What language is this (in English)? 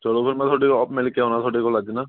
Punjabi